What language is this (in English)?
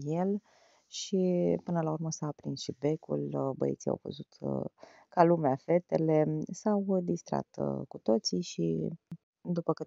Romanian